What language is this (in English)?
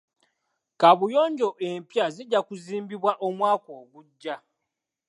Ganda